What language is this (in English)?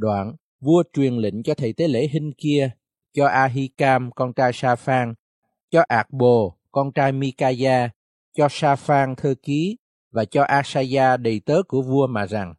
Vietnamese